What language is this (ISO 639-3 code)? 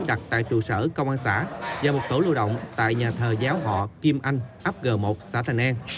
vie